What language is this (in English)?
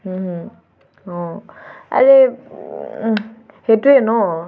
Assamese